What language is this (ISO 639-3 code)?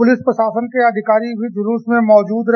hin